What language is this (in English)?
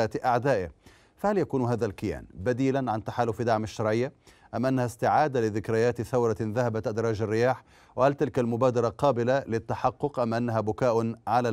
Arabic